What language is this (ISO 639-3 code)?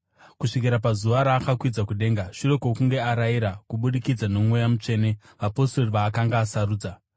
sna